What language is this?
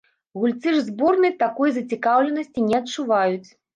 Belarusian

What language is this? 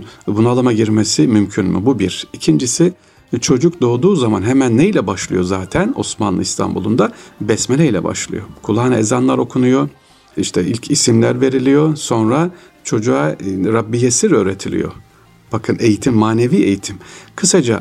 Turkish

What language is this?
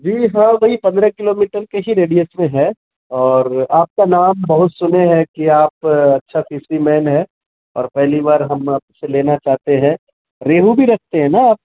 Urdu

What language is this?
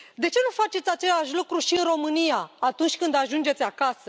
Romanian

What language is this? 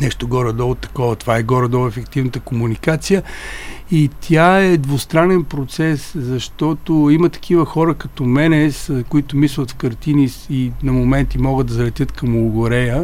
Bulgarian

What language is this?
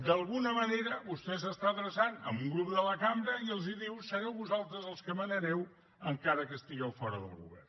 Catalan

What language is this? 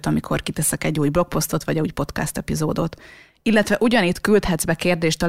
Hungarian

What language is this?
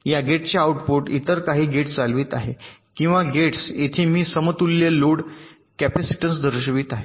Marathi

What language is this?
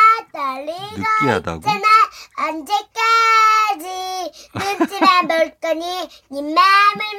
Korean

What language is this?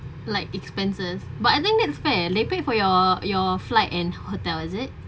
English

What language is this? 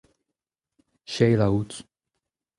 Breton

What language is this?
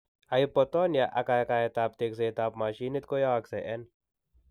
Kalenjin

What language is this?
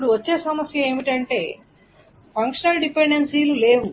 Telugu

